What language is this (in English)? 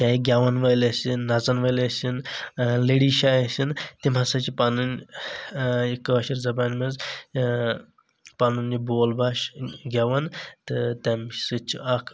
Kashmiri